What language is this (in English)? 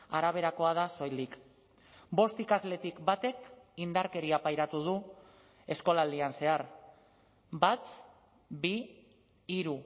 Basque